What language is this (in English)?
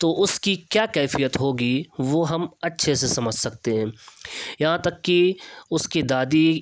Urdu